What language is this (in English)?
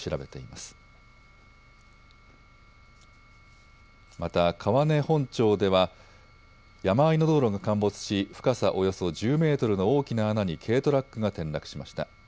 Japanese